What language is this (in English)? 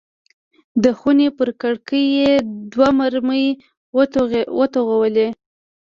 Pashto